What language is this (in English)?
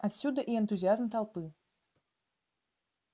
Russian